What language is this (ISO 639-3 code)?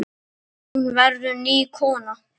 isl